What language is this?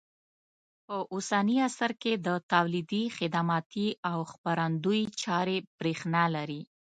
Pashto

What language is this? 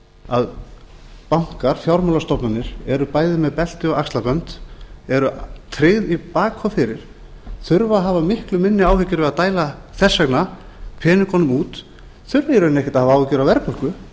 Icelandic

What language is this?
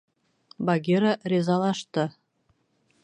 Bashkir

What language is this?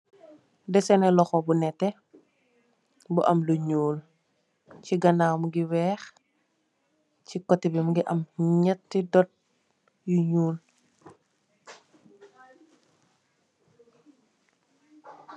Wolof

